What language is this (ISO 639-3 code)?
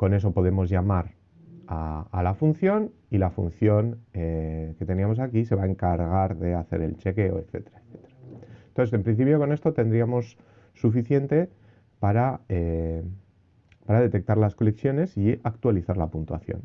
spa